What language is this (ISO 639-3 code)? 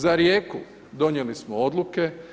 hrv